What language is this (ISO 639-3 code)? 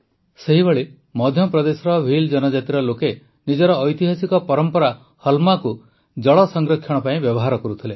ori